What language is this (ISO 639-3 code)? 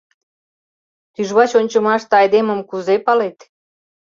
chm